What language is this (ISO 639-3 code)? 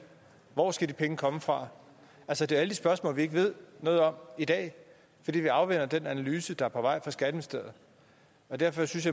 dan